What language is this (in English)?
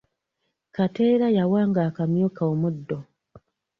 Ganda